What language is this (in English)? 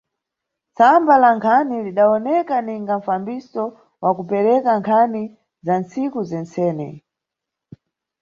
Nyungwe